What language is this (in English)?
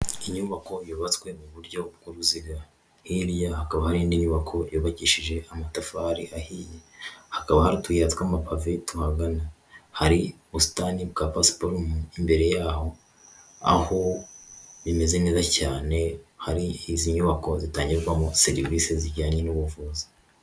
Kinyarwanda